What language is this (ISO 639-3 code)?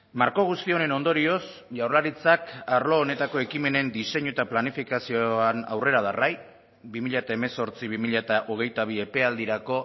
eus